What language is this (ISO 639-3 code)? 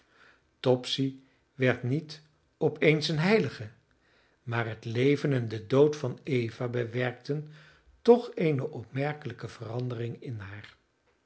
nld